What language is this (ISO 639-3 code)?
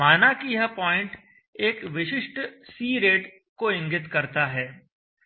hin